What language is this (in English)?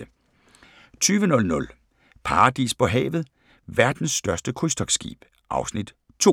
Danish